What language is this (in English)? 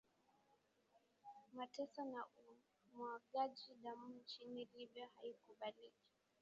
Swahili